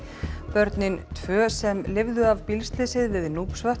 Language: Icelandic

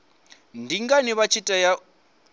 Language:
Venda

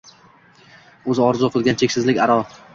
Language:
Uzbek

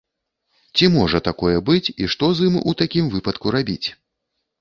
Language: Belarusian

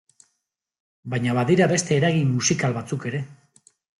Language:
Basque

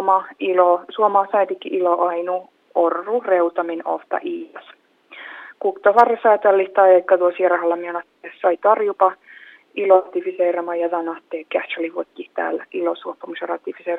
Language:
Finnish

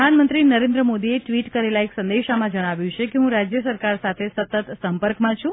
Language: Gujarati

